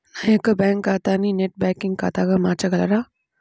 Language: Telugu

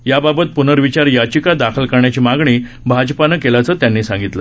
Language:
Marathi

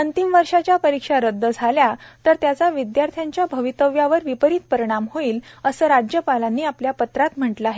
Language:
Marathi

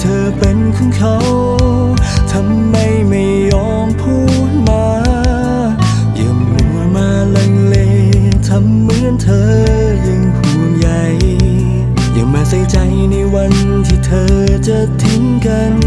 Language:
Thai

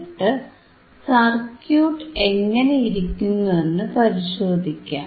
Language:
Malayalam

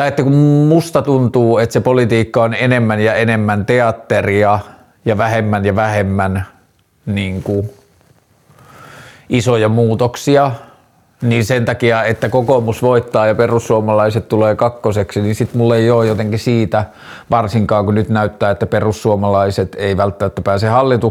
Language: Finnish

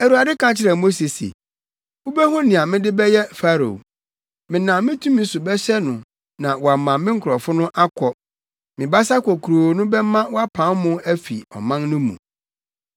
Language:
Akan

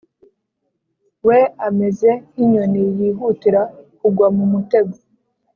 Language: Kinyarwanda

